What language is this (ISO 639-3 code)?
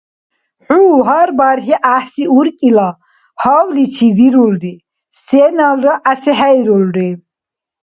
dar